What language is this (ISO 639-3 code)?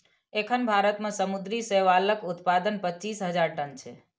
mai